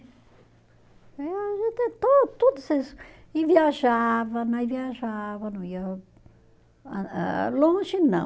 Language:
Portuguese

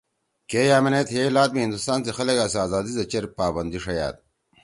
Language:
Torwali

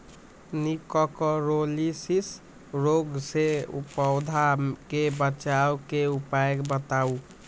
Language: Magahi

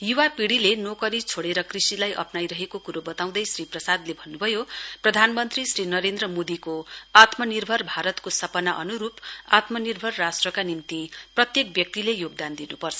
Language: Nepali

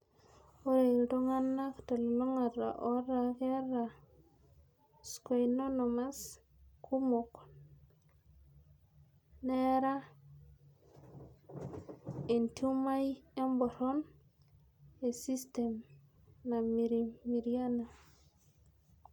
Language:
Masai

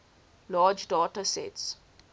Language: English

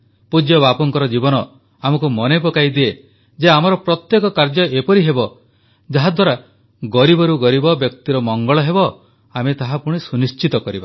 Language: Odia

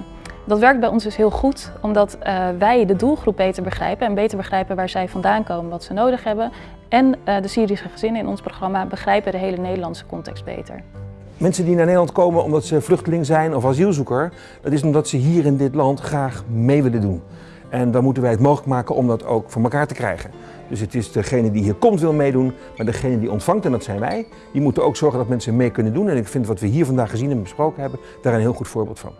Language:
Dutch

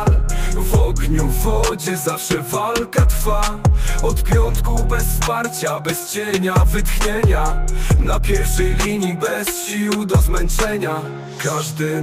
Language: Polish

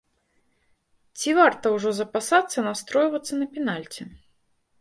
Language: Belarusian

